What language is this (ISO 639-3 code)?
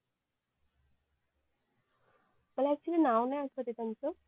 mar